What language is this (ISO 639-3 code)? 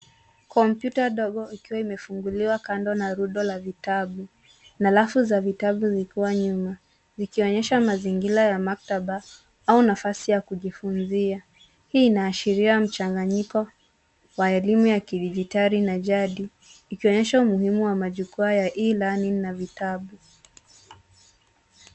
swa